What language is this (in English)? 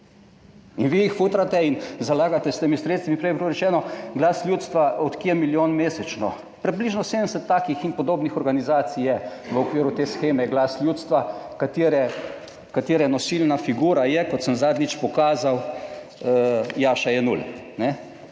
Slovenian